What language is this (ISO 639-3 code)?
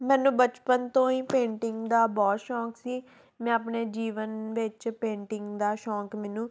pan